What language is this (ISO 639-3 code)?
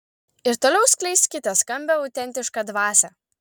lit